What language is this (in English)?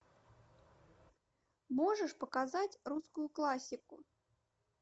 Russian